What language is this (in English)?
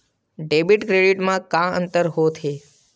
Chhattisgarhi